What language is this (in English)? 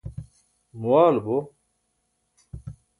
Burushaski